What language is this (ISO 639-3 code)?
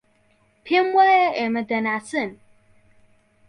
ckb